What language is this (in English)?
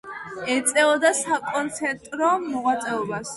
Georgian